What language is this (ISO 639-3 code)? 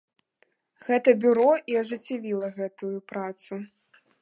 bel